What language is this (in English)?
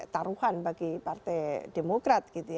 Indonesian